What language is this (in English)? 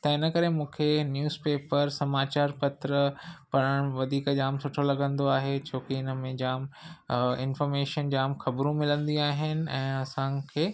Sindhi